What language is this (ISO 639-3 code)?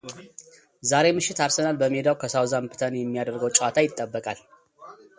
amh